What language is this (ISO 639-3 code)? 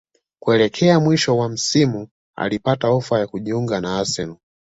swa